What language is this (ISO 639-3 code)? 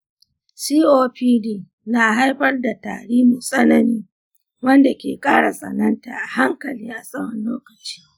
hau